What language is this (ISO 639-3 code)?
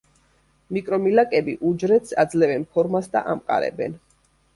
kat